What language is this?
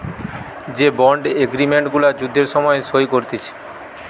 Bangla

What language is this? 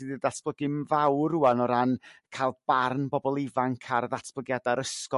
Welsh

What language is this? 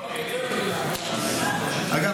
Hebrew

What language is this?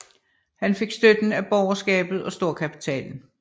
Danish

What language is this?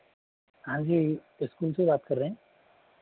Hindi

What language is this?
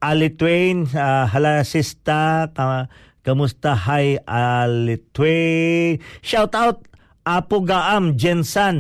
Filipino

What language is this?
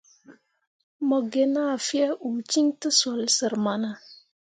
Mundang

